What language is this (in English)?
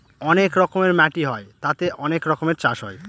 Bangla